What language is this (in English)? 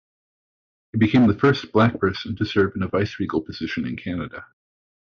English